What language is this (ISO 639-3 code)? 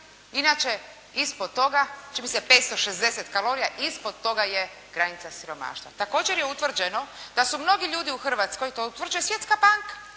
hrv